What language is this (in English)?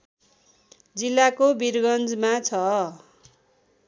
Nepali